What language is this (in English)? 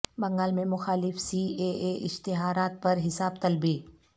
Urdu